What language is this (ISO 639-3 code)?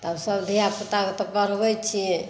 mai